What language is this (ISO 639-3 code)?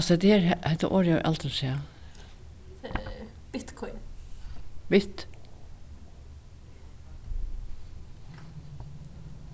fao